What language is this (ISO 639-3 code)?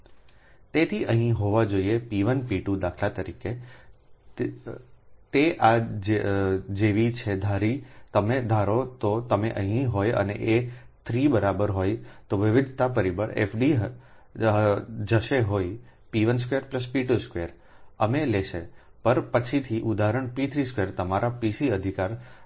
guj